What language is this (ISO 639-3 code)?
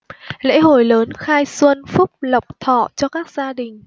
vie